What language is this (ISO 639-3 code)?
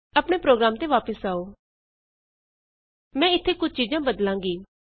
pan